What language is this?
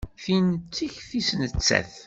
Kabyle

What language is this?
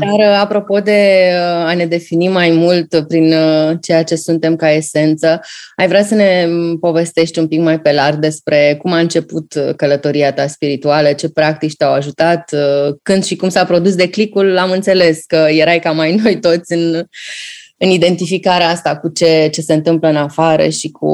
Romanian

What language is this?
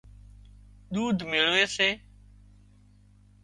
Wadiyara Koli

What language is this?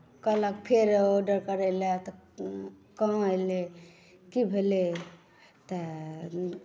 Maithili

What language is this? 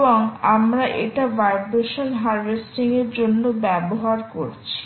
Bangla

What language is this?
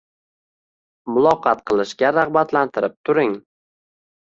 Uzbek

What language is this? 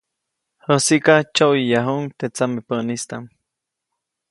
Copainalá Zoque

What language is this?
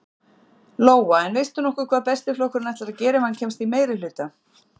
Icelandic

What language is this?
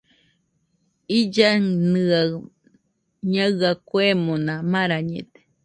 Nüpode Huitoto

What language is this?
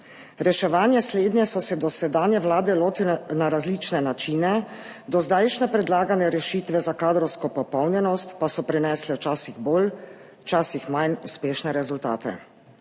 Slovenian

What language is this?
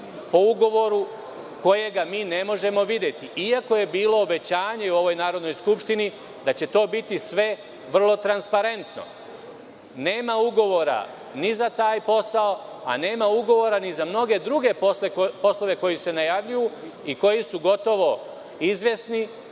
Serbian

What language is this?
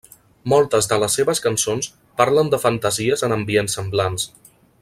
Catalan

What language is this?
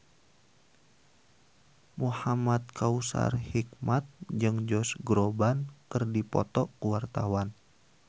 Sundanese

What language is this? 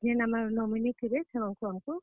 Odia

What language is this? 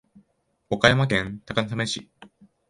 Japanese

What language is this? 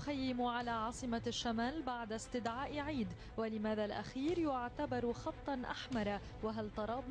Arabic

